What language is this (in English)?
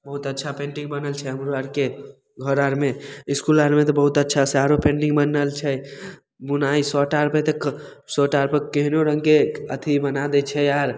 Maithili